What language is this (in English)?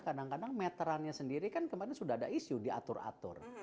Indonesian